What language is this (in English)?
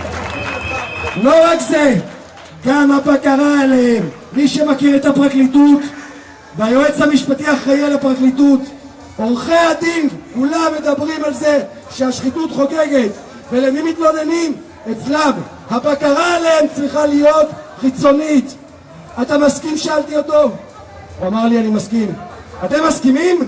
Hebrew